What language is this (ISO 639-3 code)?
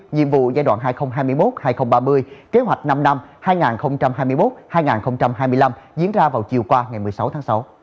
vie